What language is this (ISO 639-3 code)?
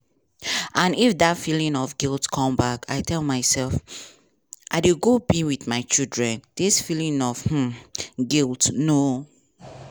pcm